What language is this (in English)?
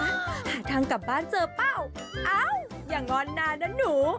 Thai